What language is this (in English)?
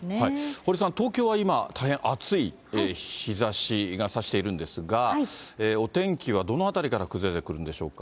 Japanese